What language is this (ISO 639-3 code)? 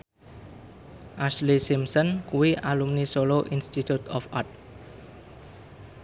jav